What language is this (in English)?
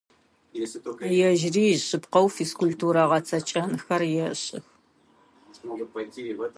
Adyghe